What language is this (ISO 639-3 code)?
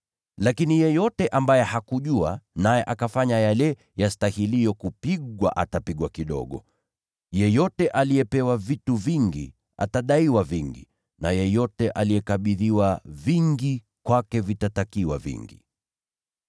swa